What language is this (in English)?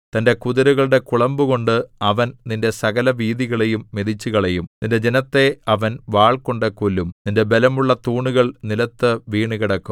Malayalam